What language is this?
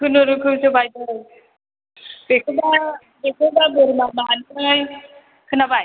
Bodo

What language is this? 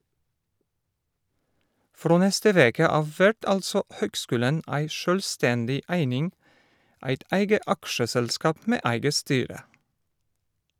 Norwegian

